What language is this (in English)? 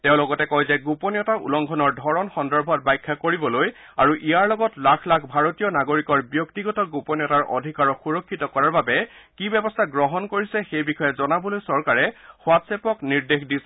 Assamese